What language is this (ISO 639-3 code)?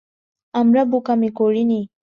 ben